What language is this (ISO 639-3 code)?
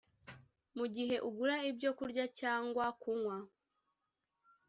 kin